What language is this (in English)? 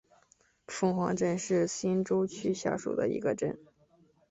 Chinese